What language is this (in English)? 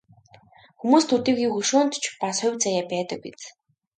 Mongolian